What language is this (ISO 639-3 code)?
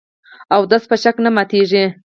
pus